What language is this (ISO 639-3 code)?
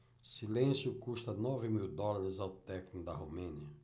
por